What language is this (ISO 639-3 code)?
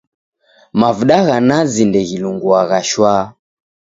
dav